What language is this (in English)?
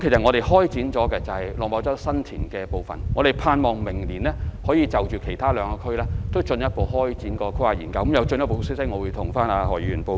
Cantonese